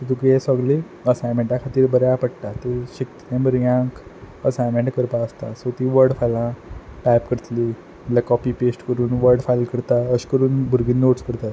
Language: Konkani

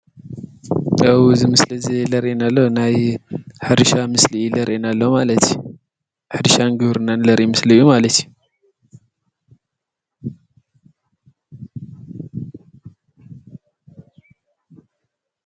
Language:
Tigrinya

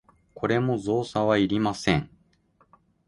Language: Japanese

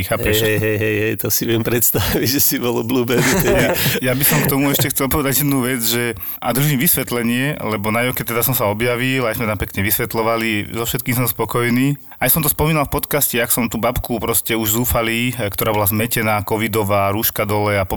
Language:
Slovak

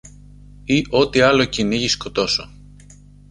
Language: Greek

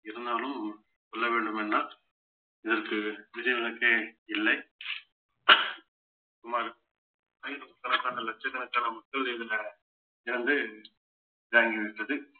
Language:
Tamil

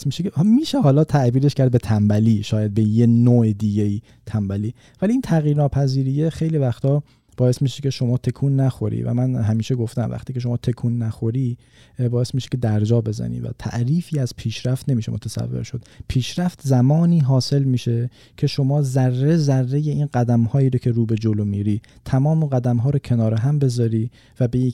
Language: Persian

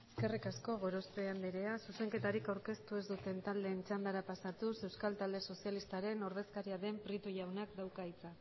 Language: Basque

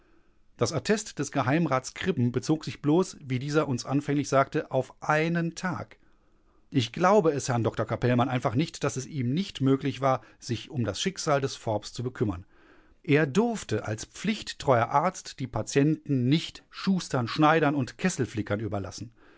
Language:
German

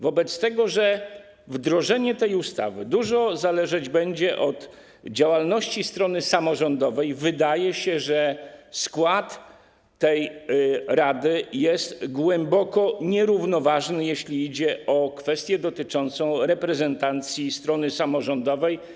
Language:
Polish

